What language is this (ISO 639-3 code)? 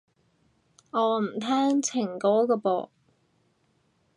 yue